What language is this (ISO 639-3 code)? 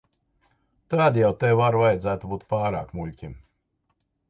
lav